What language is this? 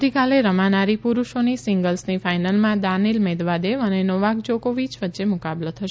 Gujarati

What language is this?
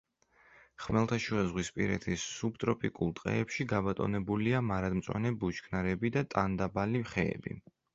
Georgian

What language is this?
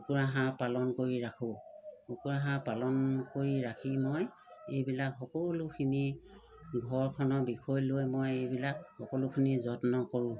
Assamese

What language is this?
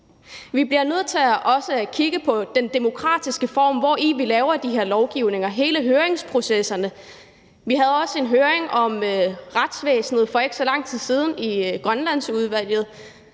Danish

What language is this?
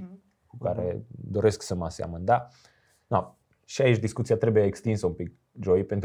Romanian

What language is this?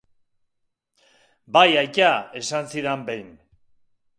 Basque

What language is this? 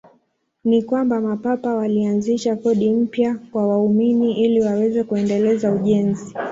Swahili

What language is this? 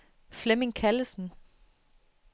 Danish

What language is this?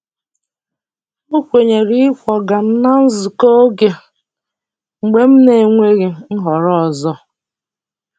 Igbo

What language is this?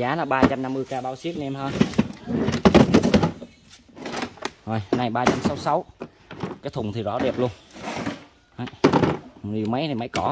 Vietnamese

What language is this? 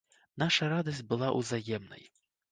Belarusian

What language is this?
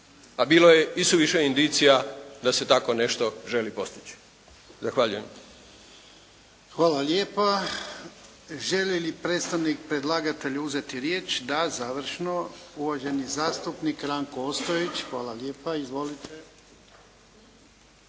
Croatian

